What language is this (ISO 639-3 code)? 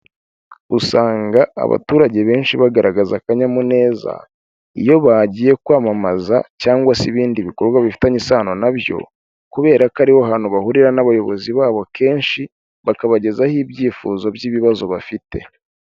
kin